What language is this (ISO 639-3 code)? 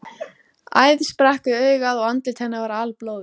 isl